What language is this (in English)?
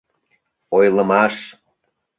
Mari